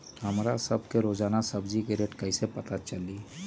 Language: Magahi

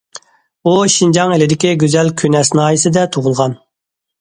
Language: Uyghur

